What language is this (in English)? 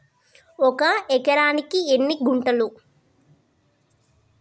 Telugu